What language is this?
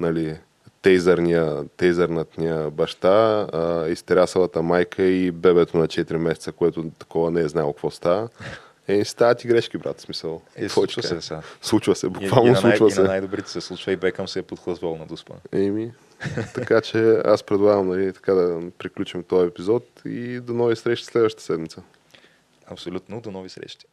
Bulgarian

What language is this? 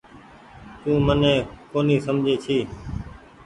Goaria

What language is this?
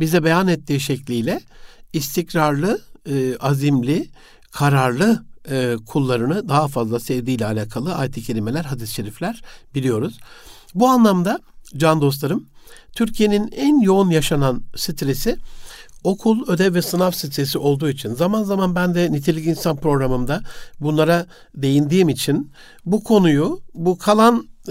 Turkish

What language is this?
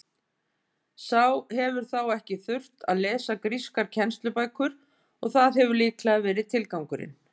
Icelandic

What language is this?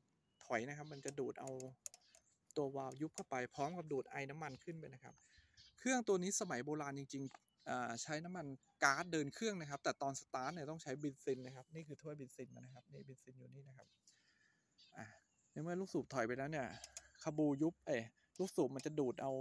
Thai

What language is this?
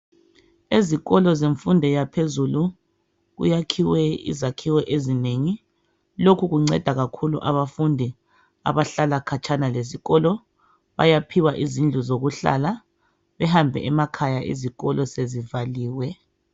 North Ndebele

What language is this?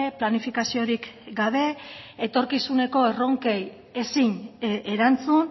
Basque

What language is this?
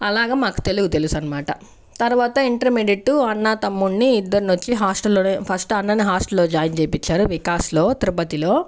Telugu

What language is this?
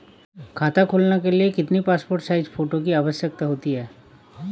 Hindi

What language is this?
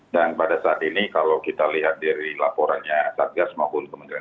Indonesian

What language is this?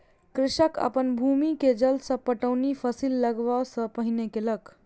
Maithili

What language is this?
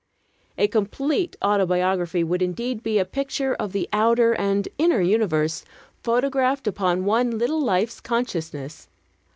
English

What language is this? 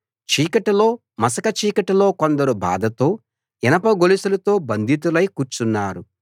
Telugu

